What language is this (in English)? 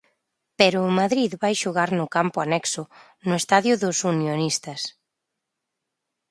Galician